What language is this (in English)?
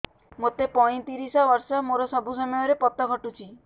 Odia